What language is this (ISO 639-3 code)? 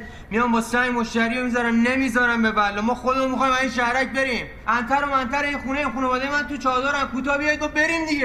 fas